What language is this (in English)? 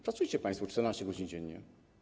Polish